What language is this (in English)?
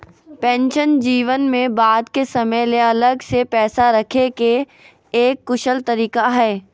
Magahi